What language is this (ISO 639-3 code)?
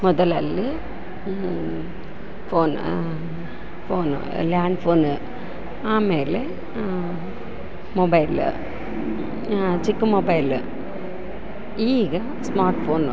kan